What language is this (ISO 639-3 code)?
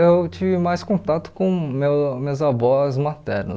por